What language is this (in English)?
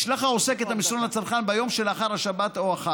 Hebrew